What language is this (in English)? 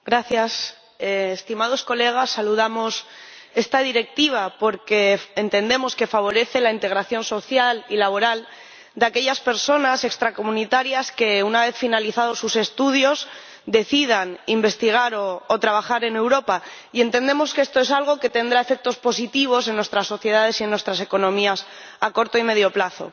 Spanish